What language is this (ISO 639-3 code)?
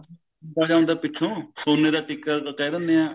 pan